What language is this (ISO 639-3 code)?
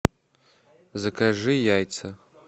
rus